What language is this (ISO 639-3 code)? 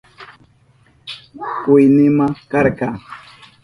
qup